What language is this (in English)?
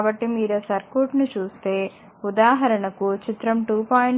Telugu